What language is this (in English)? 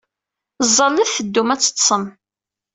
Kabyle